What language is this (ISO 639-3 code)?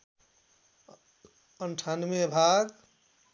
nep